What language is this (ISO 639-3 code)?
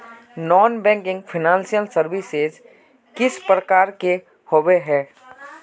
mag